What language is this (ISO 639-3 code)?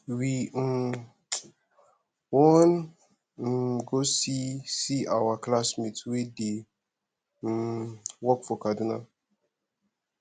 pcm